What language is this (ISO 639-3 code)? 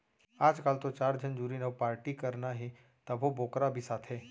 hne